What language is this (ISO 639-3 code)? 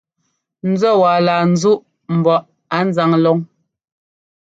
jgo